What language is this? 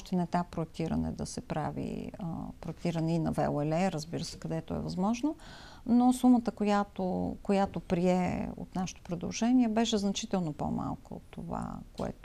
Bulgarian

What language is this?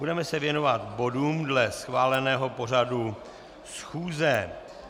Czech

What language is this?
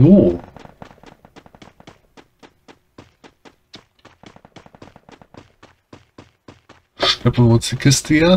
German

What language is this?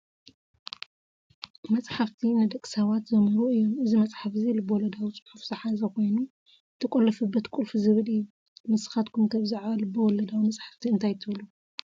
Tigrinya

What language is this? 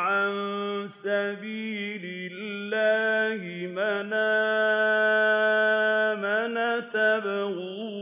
Arabic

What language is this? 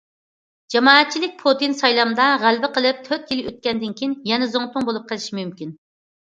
Uyghur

